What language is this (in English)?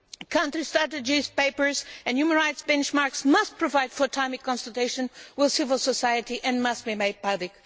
English